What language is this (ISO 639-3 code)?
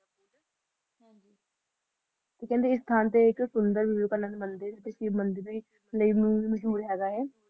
pan